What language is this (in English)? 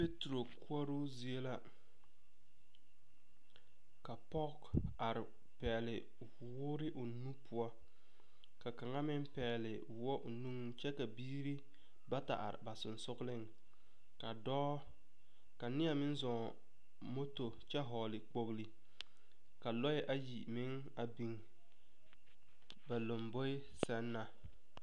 Southern Dagaare